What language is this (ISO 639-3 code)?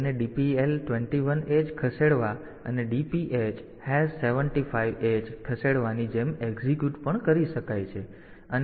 guj